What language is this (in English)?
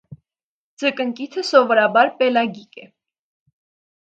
Armenian